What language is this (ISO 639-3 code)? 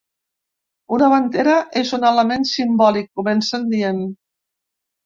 cat